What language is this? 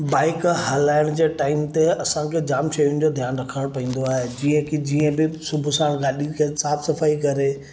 Sindhi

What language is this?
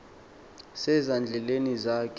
Xhosa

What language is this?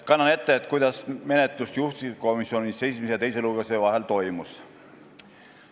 Estonian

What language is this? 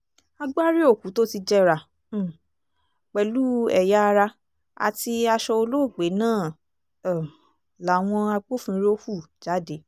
Yoruba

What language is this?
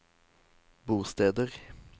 Norwegian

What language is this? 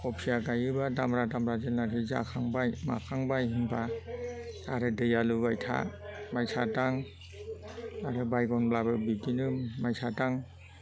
Bodo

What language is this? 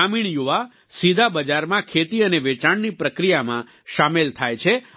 Gujarati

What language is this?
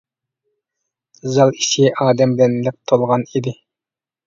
Uyghur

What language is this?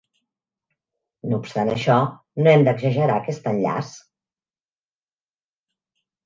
Catalan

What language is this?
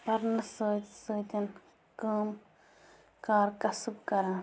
Kashmiri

